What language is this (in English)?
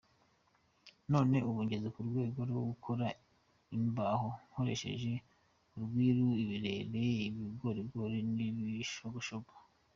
Kinyarwanda